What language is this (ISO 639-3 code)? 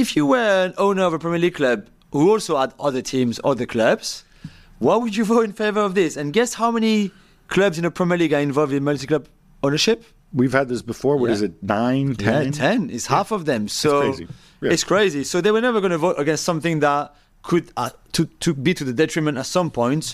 eng